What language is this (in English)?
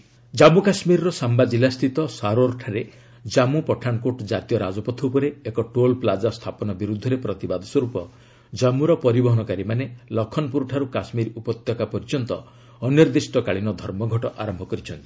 Odia